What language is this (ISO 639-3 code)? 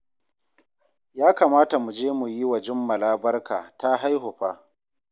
hau